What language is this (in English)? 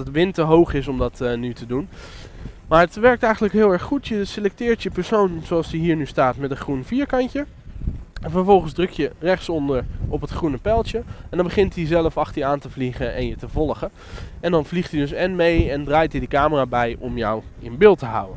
Dutch